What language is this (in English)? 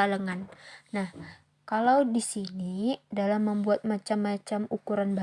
Indonesian